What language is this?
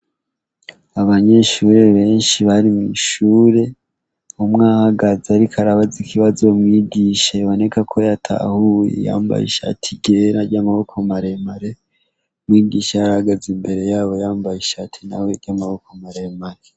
Rundi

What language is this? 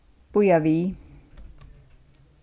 Faroese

